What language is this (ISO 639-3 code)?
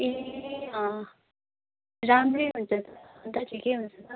nep